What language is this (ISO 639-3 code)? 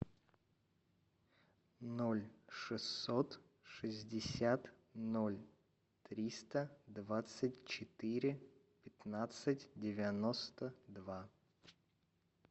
rus